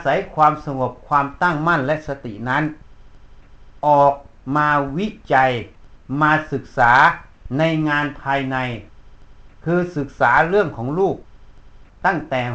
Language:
Thai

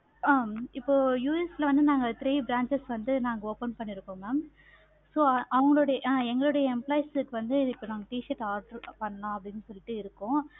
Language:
Tamil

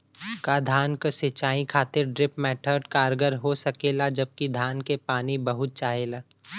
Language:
Bhojpuri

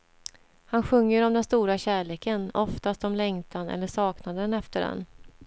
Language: Swedish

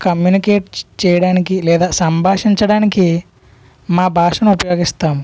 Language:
Telugu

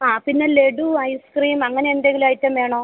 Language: Malayalam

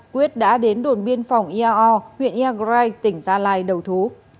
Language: Vietnamese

